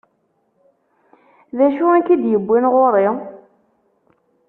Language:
Kabyle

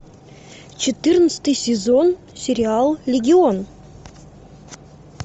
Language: Russian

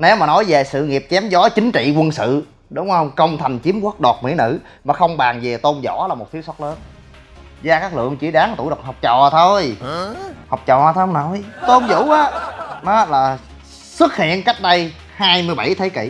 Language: Vietnamese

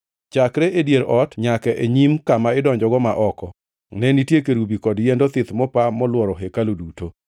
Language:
Luo (Kenya and Tanzania)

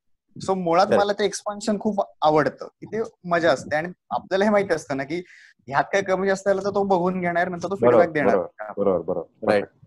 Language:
Marathi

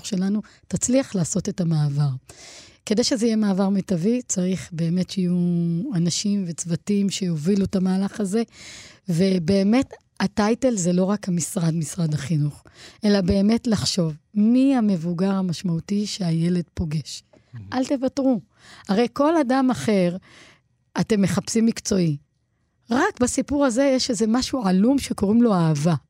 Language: Hebrew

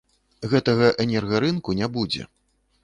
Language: Belarusian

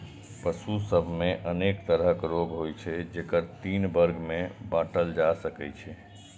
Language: Maithili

